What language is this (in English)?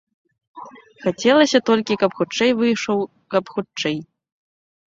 Belarusian